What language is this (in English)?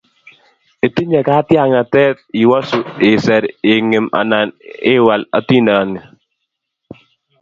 Kalenjin